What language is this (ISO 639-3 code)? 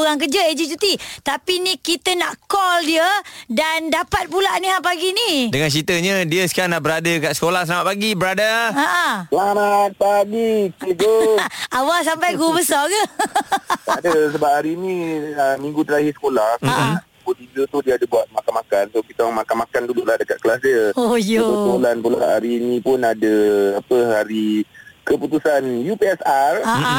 msa